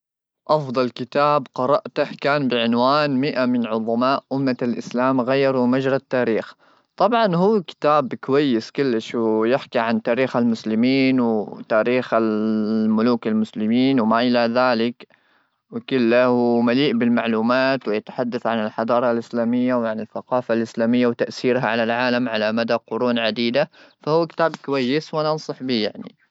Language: Gulf Arabic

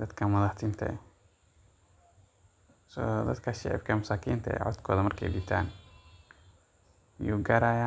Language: Somali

